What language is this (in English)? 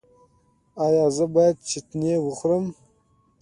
Pashto